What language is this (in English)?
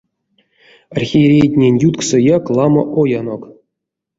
Erzya